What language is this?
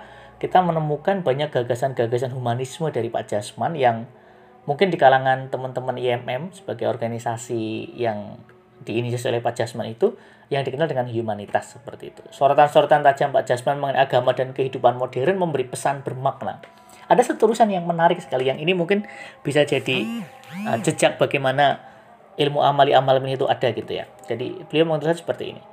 Indonesian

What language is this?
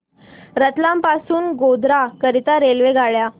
Marathi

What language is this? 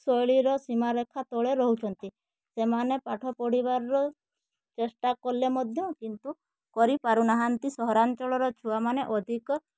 Odia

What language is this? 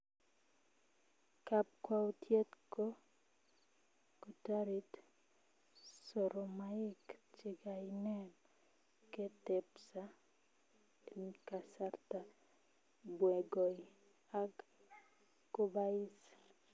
Kalenjin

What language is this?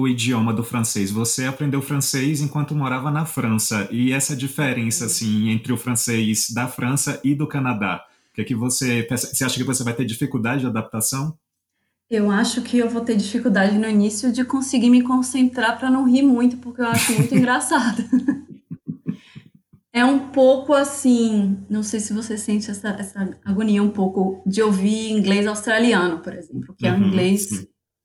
Portuguese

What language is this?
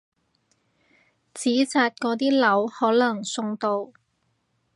Cantonese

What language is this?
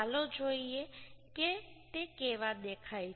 Gujarati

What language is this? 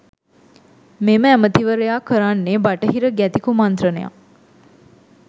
Sinhala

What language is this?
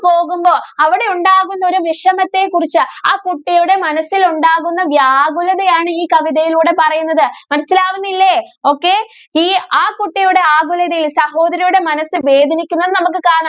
Malayalam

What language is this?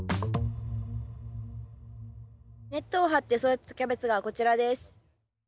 Japanese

